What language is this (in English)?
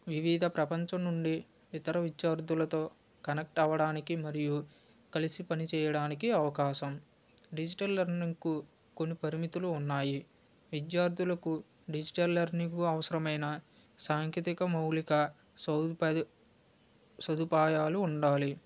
Telugu